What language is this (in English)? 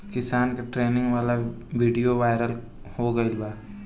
Bhojpuri